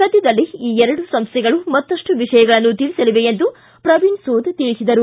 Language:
Kannada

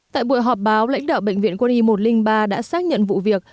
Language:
Vietnamese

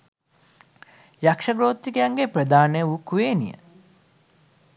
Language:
Sinhala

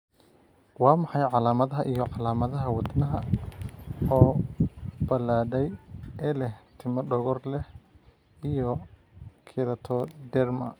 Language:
Somali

